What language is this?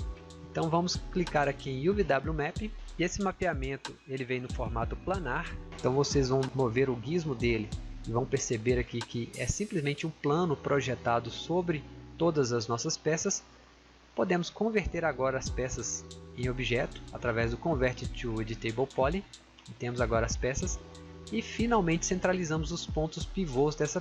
Portuguese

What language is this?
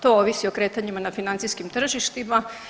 Croatian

